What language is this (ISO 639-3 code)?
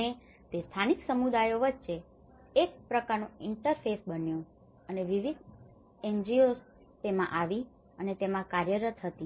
guj